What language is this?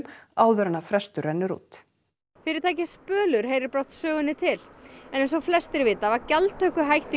Icelandic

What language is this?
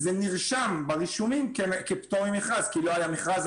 Hebrew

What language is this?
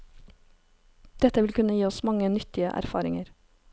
Norwegian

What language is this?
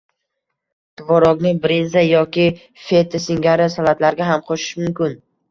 Uzbek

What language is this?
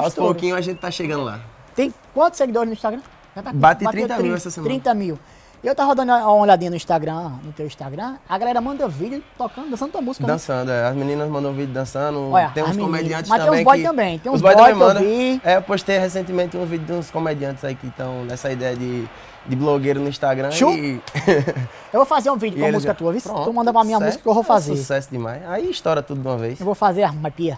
Portuguese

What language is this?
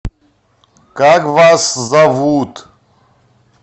Russian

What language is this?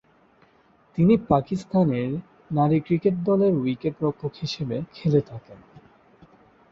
Bangla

